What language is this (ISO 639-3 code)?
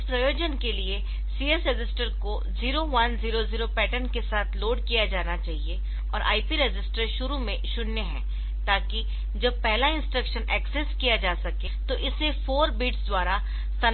hin